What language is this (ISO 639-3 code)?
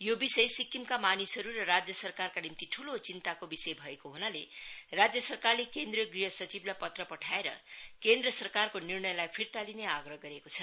nep